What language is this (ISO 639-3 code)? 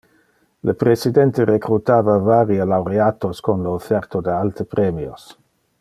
ina